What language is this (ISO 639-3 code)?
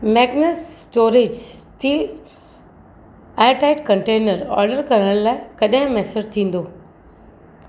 snd